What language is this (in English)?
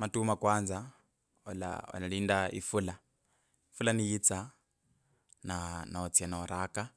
Kabras